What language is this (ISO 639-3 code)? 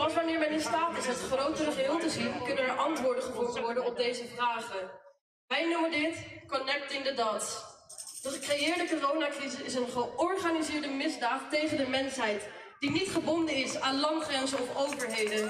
nld